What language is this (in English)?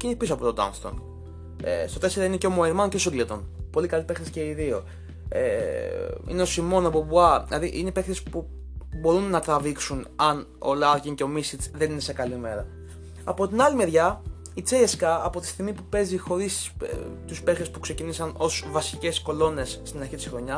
Greek